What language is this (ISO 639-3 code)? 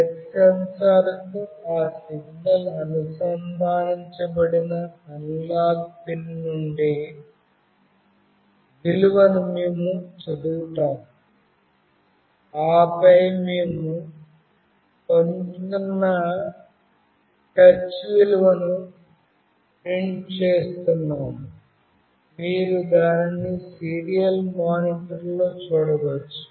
tel